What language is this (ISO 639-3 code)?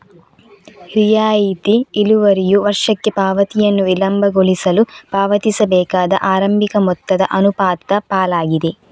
kan